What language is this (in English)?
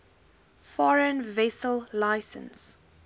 Afrikaans